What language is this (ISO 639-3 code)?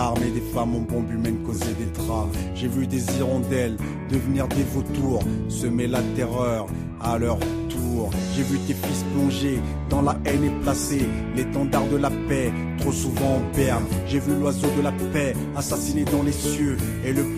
fra